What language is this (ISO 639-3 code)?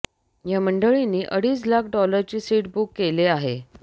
mar